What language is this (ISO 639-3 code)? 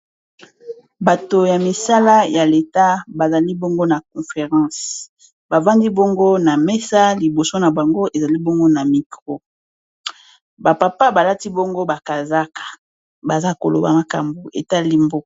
lin